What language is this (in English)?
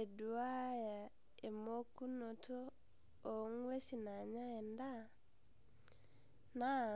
Masai